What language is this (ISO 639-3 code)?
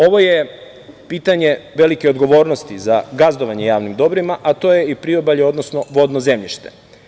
srp